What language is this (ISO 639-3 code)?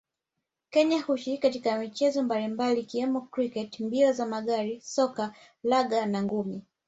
swa